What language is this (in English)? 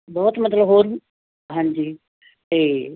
Punjabi